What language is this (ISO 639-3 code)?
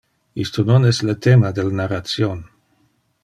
ina